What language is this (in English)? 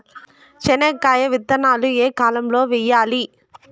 Telugu